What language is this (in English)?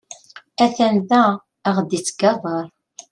Kabyle